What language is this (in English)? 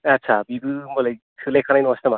Bodo